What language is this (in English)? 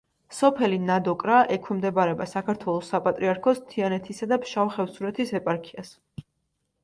Georgian